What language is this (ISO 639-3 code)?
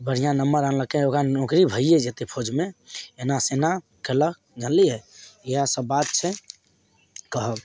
mai